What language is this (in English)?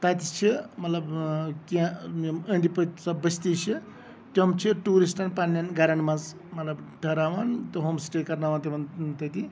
Kashmiri